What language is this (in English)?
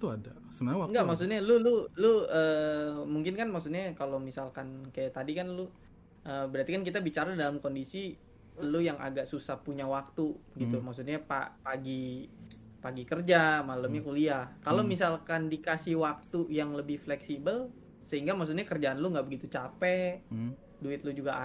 Indonesian